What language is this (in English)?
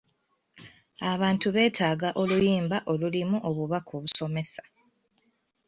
Ganda